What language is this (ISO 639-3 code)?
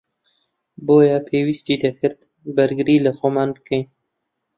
ckb